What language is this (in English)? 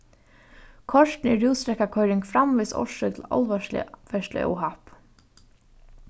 Faroese